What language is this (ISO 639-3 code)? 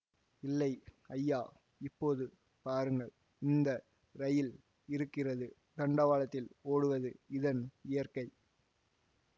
tam